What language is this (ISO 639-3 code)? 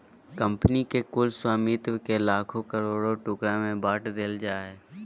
mag